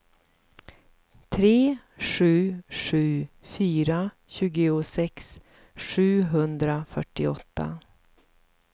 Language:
Swedish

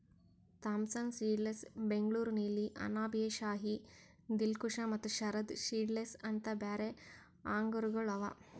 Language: Kannada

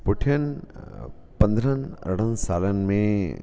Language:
Sindhi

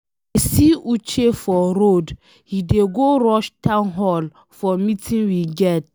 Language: Nigerian Pidgin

